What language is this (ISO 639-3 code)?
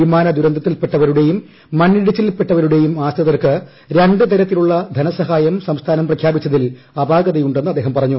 mal